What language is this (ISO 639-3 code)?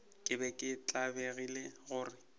nso